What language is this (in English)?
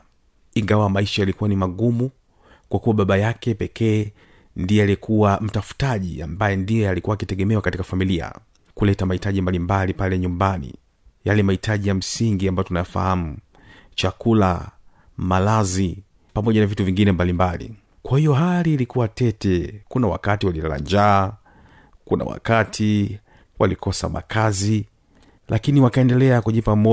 Swahili